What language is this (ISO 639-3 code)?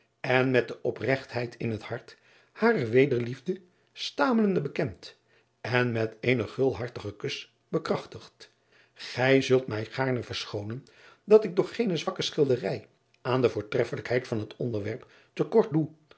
nld